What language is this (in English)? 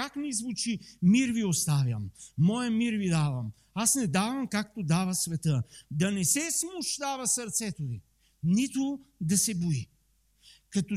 Bulgarian